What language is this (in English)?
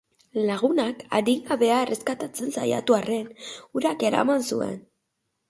Basque